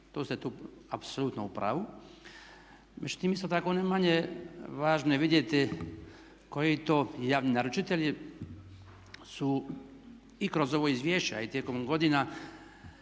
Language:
Croatian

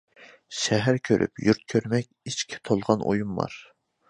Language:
Uyghur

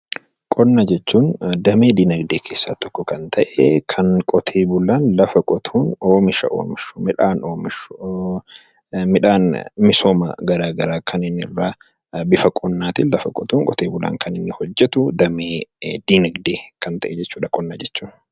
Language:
Oromo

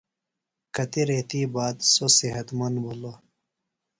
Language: Phalura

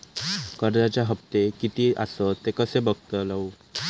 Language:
Marathi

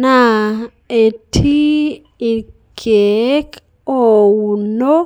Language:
Masai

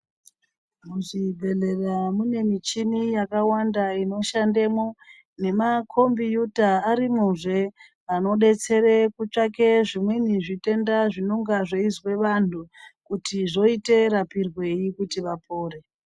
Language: Ndau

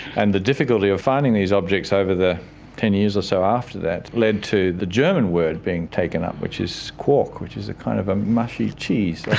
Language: English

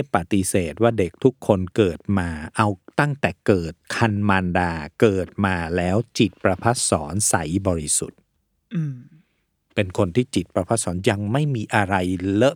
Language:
Thai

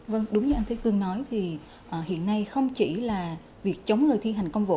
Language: Vietnamese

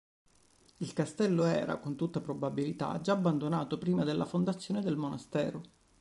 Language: Italian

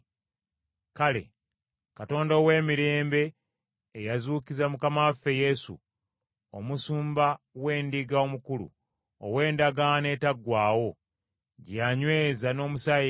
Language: Ganda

